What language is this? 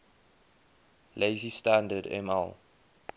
English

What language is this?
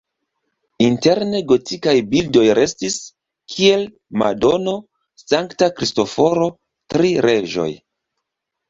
Esperanto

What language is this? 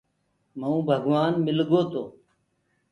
Gurgula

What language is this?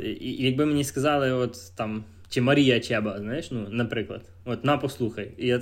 Ukrainian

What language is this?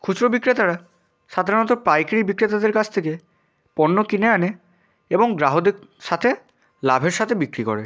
Bangla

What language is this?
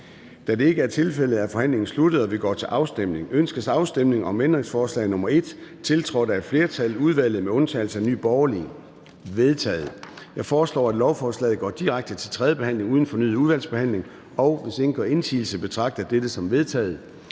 Danish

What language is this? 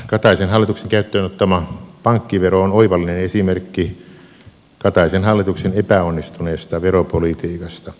Finnish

